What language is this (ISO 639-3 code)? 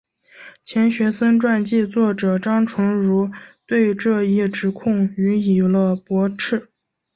zho